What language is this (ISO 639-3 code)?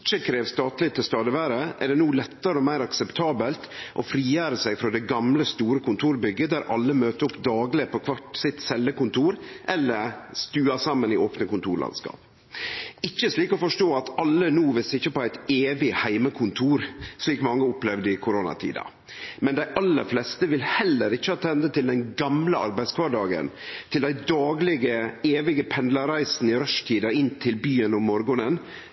nno